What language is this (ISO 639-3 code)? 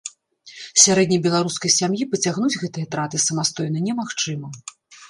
bel